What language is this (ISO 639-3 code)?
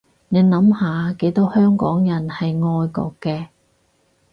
yue